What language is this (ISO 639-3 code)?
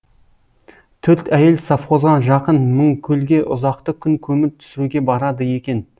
kaz